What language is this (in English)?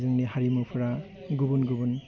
Bodo